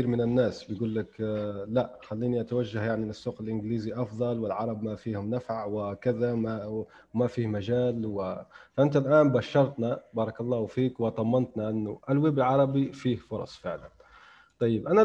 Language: Arabic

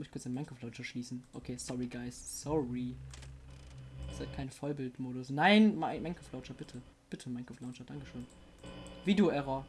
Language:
German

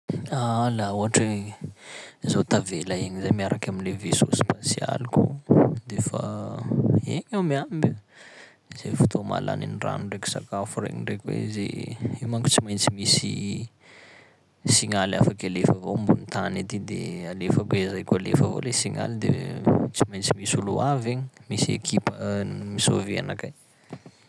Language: Sakalava Malagasy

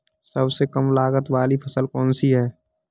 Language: Hindi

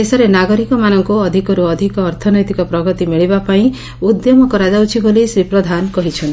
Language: Odia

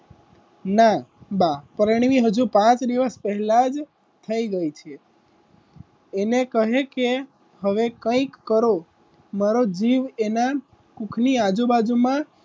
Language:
Gujarati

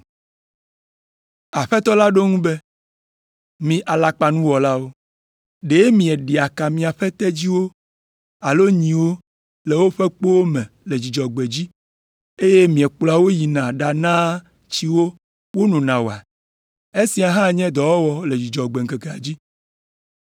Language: Ewe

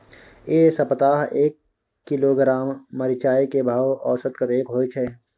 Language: Maithili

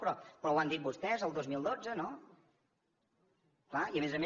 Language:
Catalan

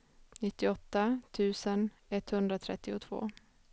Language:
Swedish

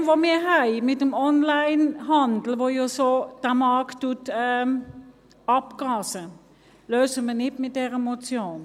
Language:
Swiss German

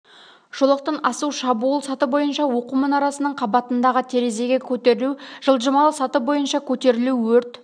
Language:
Kazakh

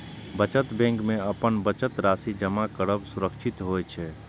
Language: Maithili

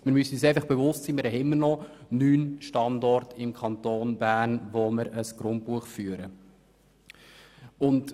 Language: Swiss German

